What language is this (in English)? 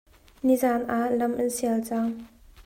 Hakha Chin